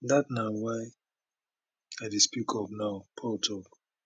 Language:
Nigerian Pidgin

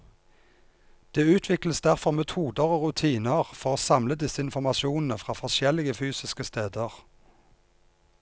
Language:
Norwegian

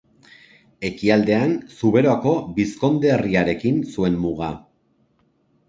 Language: Basque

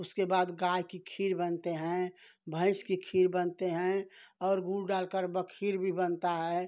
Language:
Hindi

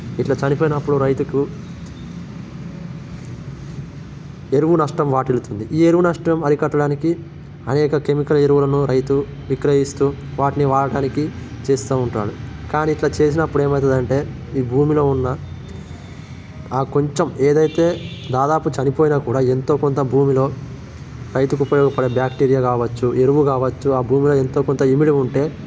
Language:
Telugu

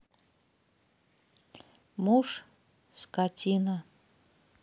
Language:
Russian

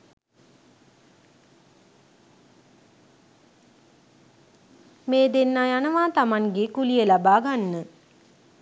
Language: Sinhala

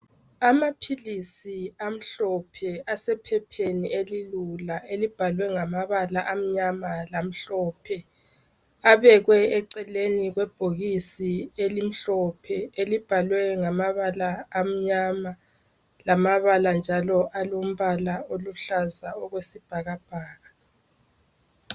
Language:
North Ndebele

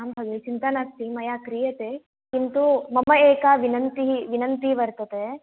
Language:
Sanskrit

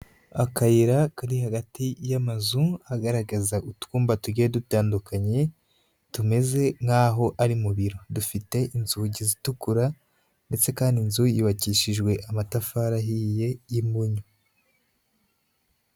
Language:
Kinyarwanda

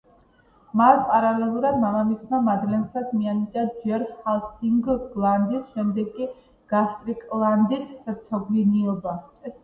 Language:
Georgian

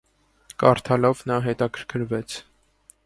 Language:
Armenian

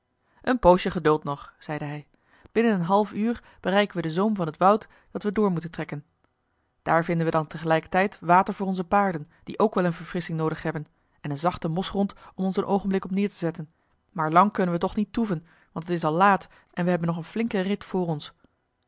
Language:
Dutch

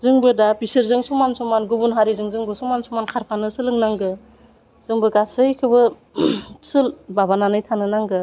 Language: Bodo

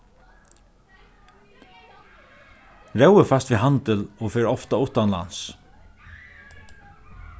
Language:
Faroese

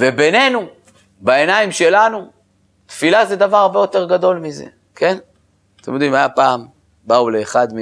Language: Hebrew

